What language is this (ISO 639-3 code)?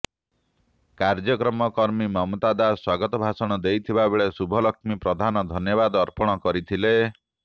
ori